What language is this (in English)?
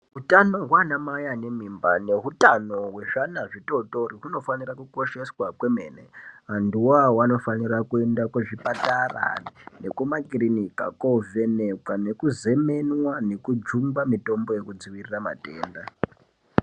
Ndau